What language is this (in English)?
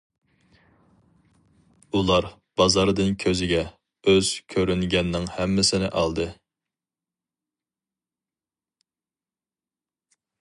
Uyghur